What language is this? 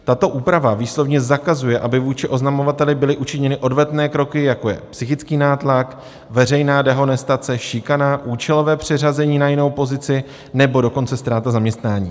Czech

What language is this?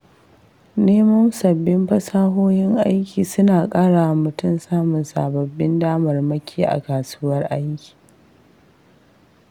Hausa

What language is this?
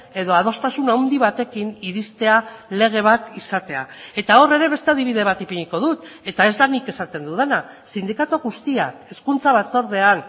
Basque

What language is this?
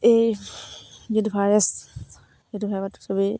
Assamese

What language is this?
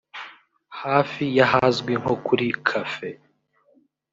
Kinyarwanda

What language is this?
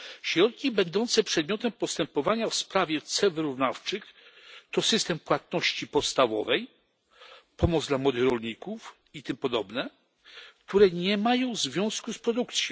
Polish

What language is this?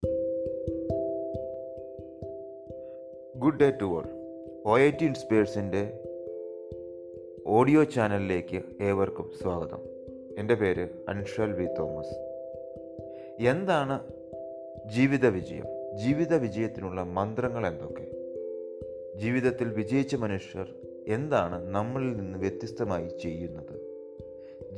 Malayalam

